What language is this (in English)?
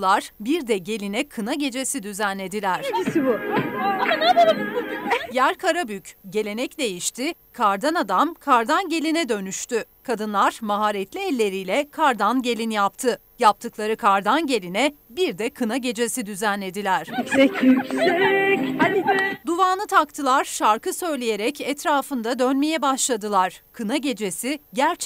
Turkish